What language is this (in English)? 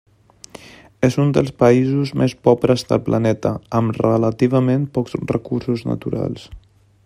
Catalan